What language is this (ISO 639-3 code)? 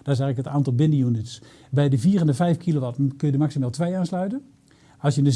nld